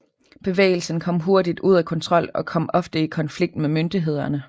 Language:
Danish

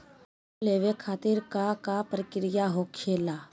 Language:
Magahi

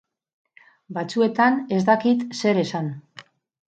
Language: Basque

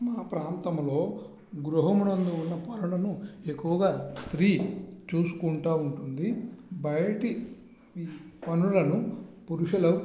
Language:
Telugu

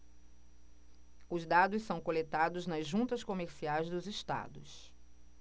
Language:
Portuguese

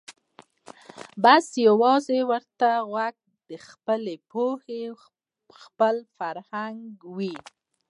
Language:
Pashto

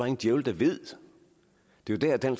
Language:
Danish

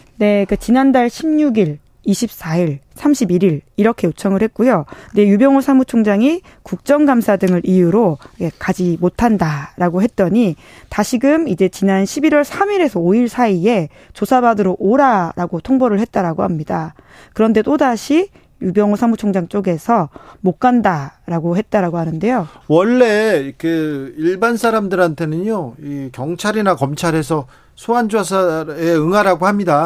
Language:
Korean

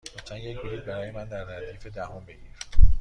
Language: Persian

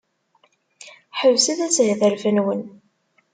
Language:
Kabyle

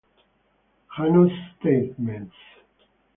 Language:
Italian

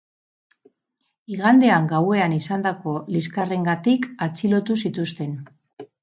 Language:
Basque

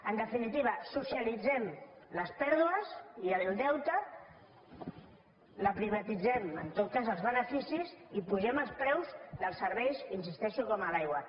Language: Catalan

